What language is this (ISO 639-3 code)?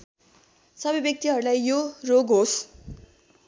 nep